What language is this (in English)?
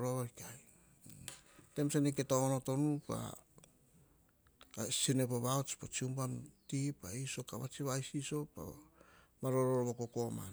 Hahon